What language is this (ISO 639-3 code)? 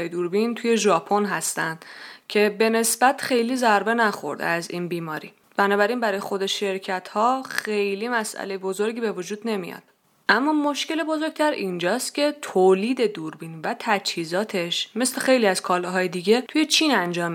fas